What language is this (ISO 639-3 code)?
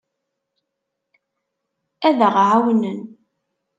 kab